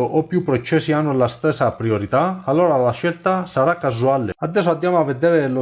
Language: Italian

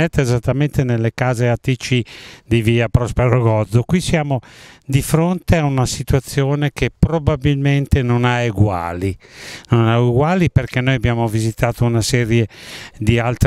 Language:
Italian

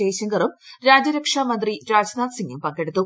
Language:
Malayalam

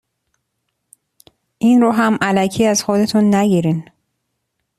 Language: Persian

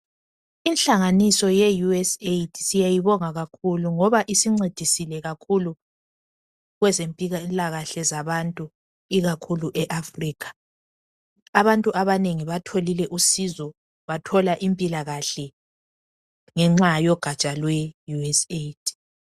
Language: North Ndebele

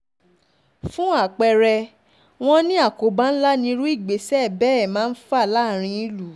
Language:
Yoruba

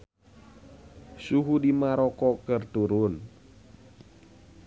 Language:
Sundanese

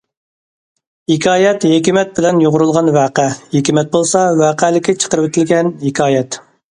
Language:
Uyghur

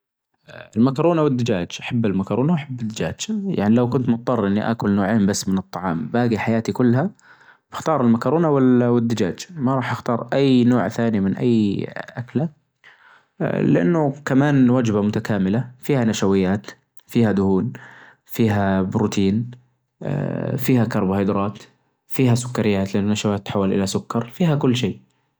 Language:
Najdi Arabic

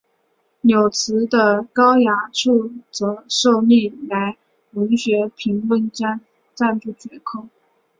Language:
Chinese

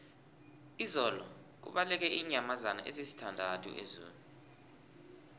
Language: South Ndebele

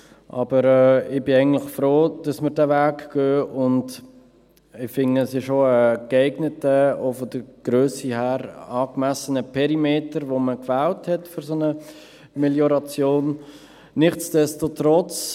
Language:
Swiss German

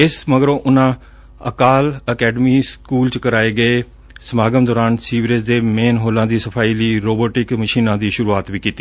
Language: Punjabi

